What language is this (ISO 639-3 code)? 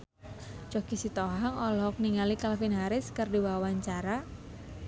sun